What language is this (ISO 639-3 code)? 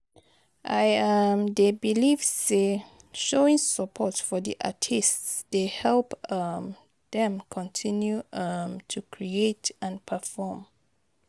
pcm